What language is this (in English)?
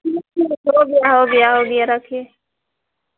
Maithili